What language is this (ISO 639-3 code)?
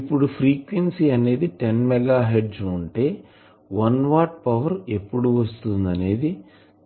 tel